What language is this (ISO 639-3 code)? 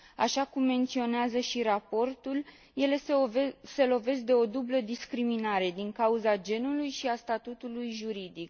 ron